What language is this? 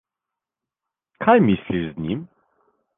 Slovenian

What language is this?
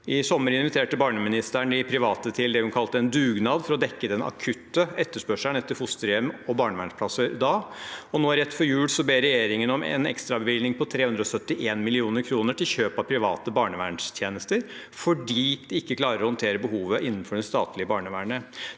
Norwegian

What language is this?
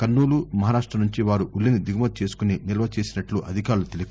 Telugu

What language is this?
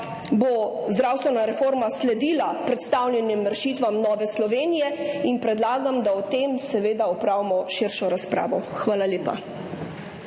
Slovenian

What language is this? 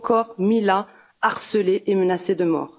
French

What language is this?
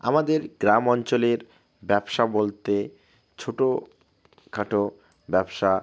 Bangla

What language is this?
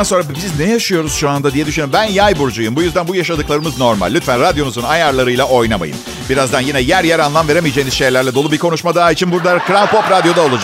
Turkish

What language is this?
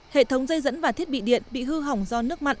Vietnamese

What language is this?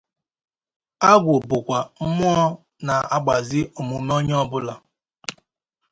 Igbo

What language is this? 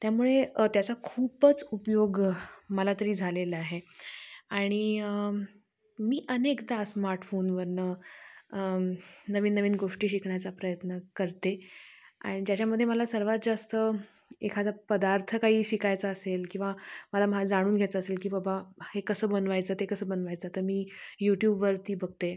Marathi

